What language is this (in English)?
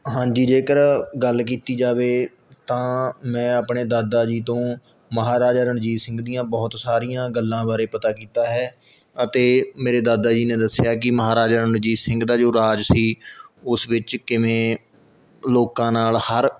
Punjabi